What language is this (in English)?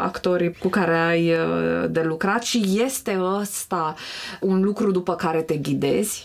Romanian